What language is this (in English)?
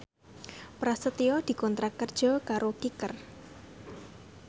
Javanese